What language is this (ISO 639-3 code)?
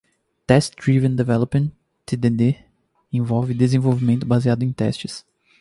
por